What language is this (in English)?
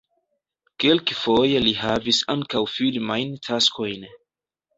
Esperanto